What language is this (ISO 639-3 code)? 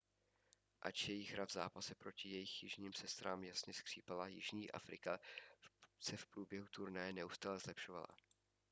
ces